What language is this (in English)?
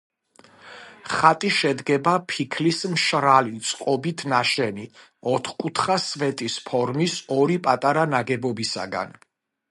Georgian